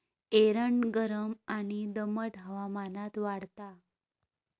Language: Marathi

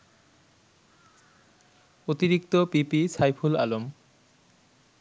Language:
Bangla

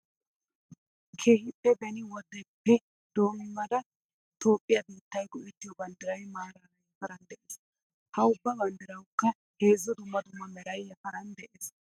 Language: Wolaytta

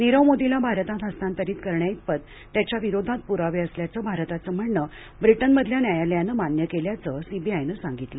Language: Marathi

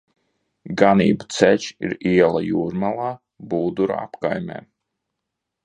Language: Latvian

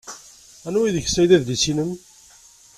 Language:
Kabyle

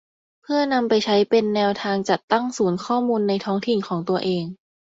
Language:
Thai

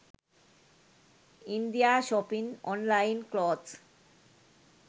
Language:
Sinhala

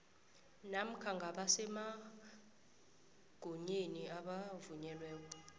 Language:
South Ndebele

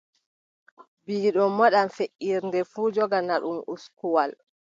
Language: Adamawa Fulfulde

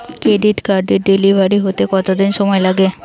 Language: Bangla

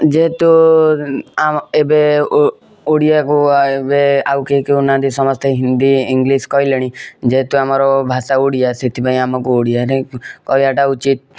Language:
Odia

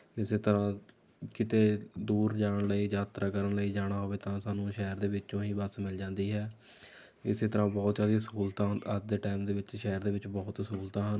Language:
Punjabi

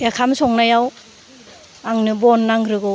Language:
Bodo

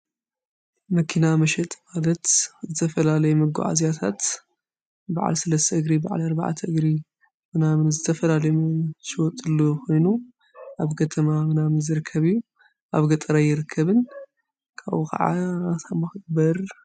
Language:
Tigrinya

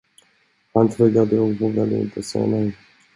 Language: Swedish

